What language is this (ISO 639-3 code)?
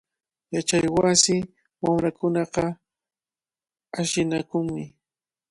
qvl